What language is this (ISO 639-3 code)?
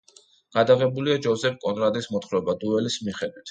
kat